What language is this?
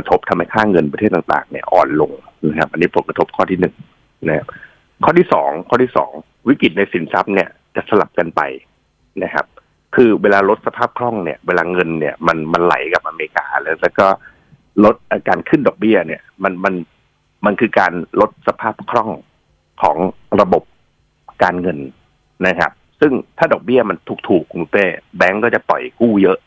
Thai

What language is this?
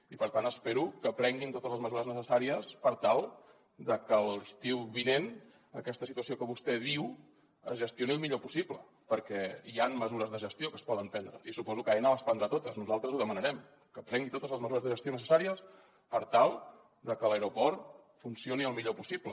Catalan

